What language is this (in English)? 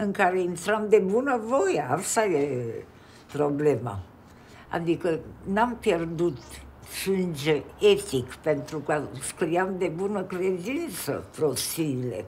Romanian